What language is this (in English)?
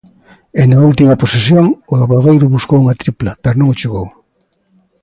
Galician